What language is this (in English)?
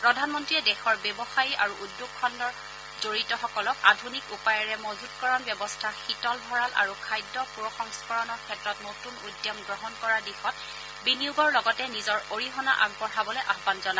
Assamese